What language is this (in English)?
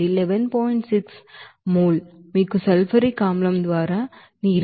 Telugu